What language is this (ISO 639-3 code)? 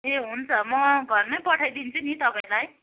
nep